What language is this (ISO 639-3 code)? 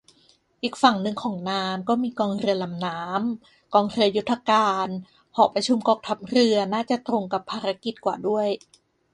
tha